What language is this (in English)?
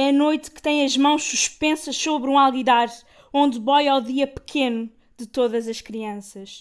Portuguese